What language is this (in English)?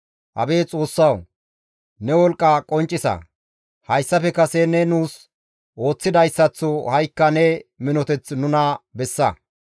Gamo